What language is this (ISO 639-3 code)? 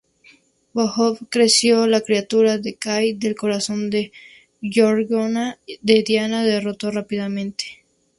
spa